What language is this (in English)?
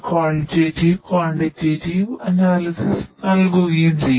Malayalam